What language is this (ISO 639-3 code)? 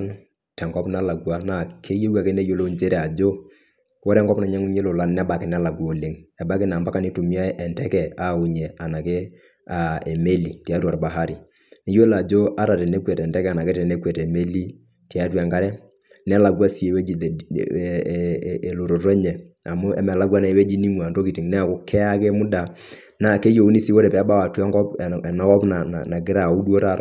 mas